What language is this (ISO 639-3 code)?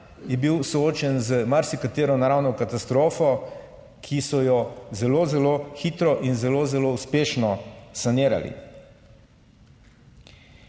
slv